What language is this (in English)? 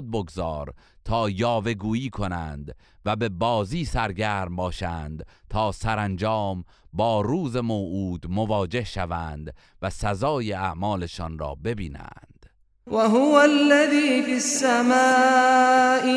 Persian